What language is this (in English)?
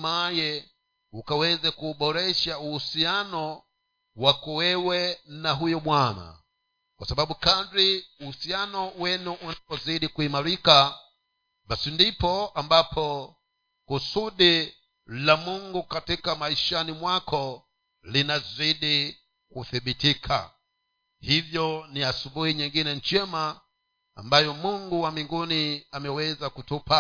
Swahili